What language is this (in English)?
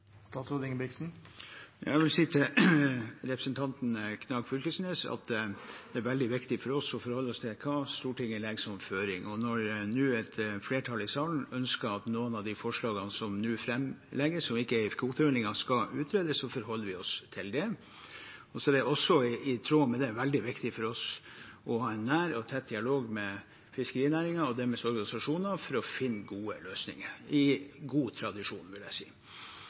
Norwegian